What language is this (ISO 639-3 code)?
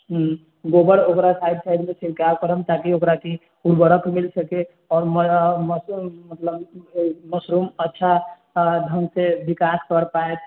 mai